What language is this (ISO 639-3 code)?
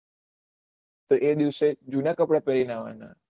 guj